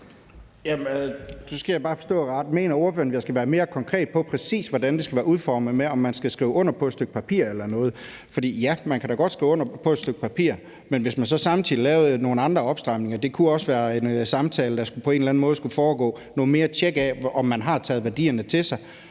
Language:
Danish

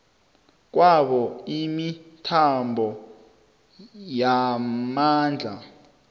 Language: South Ndebele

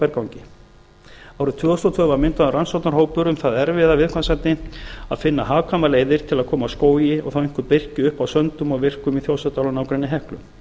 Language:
Icelandic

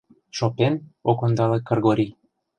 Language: Mari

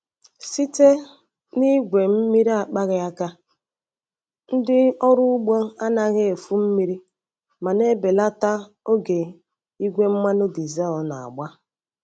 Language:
Igbo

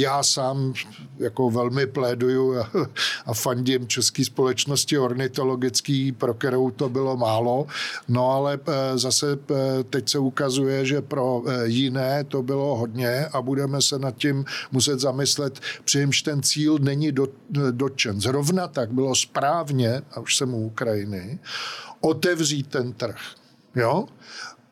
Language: Czech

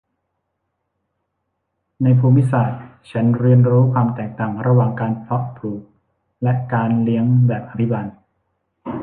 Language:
Thai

